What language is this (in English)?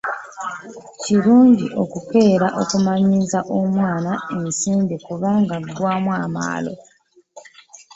Ganda